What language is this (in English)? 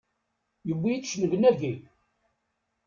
Kabyle